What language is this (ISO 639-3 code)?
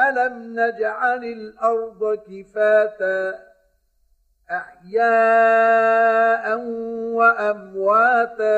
ara